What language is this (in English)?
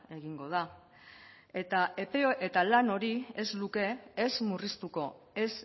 Basque